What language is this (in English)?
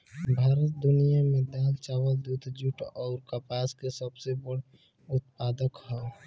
Bhojpuri